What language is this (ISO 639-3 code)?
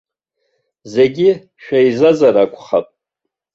abk